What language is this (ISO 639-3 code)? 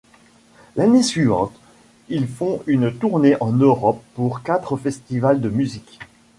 fra